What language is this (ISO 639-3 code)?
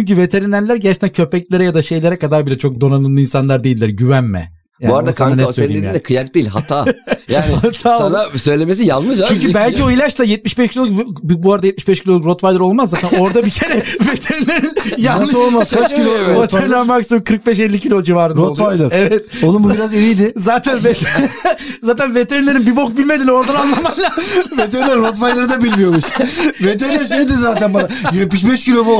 tur